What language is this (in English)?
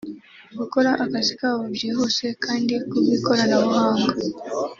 Kinyarwanda